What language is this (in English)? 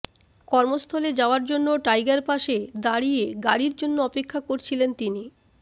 Bangla